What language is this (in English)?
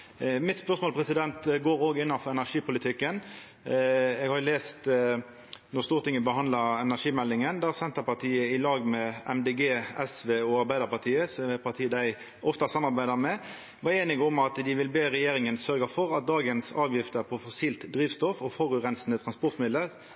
Norwegian Nynorsk